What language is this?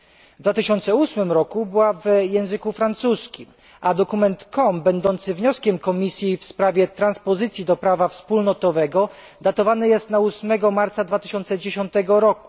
Polish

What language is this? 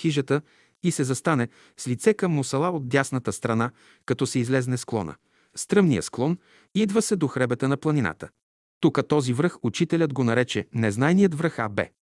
Bulgarian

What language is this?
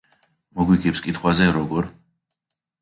Georgian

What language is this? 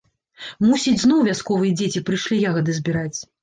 Belarusian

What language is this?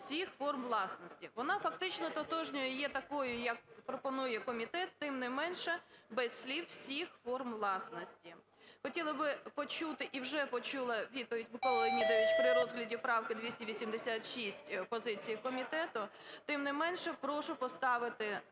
Ukrainian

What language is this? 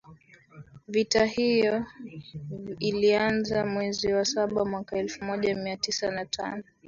Swahili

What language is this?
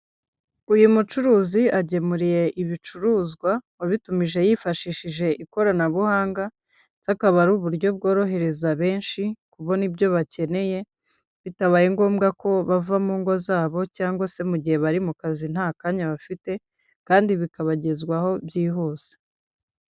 Kinyarwanda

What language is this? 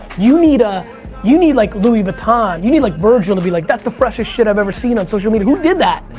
English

